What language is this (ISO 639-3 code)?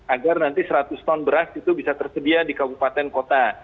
ind